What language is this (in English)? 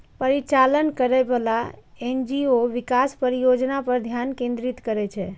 Maithili